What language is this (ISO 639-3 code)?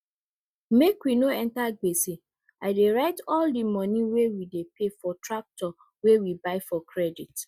pcm